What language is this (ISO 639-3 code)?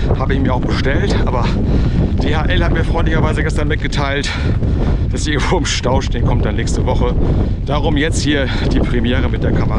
deu